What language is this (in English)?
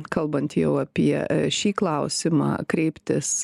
Lithuanian